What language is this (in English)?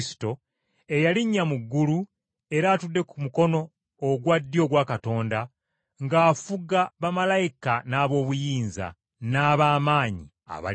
Ganda